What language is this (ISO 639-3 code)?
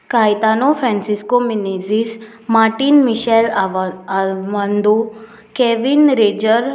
kok